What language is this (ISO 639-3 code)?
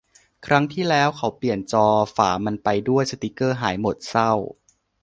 tha